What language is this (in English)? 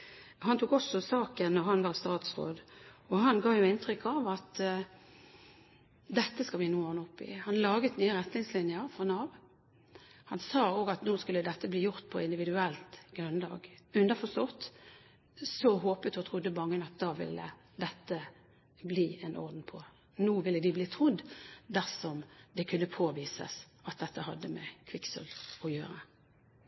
Norwegian Bokmål